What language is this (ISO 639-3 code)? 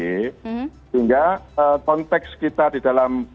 ind